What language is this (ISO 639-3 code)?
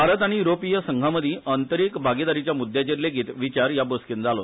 kok